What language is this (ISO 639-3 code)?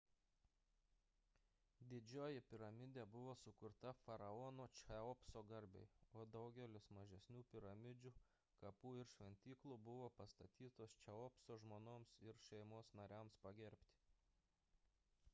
lit